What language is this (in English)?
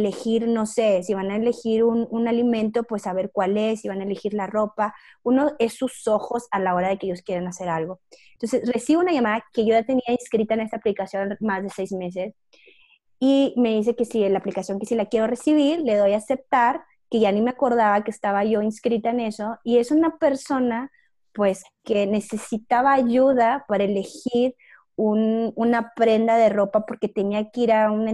Spanish